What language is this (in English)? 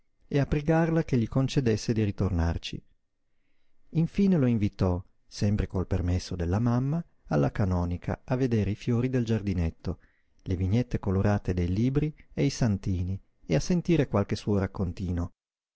Italian